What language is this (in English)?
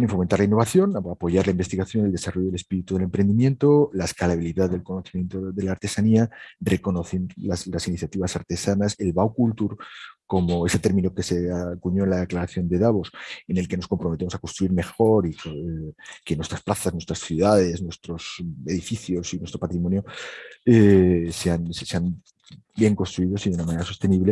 Spanish